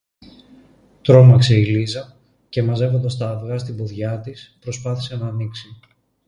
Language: Greek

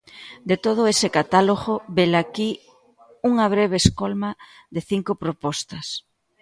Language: Galician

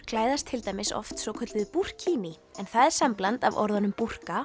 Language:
Icelandic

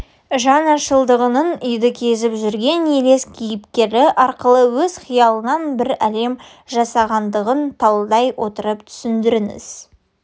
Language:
Kazakh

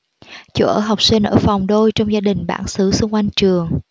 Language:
Vietnamese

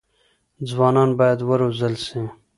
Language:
Pashto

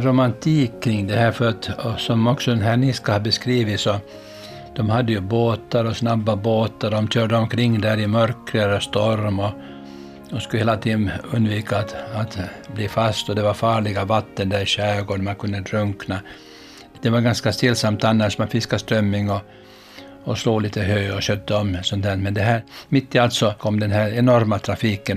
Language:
Swedish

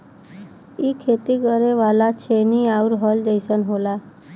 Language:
Bhojpuri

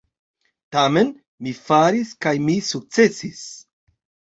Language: Esperanto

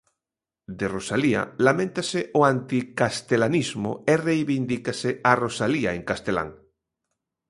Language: Galician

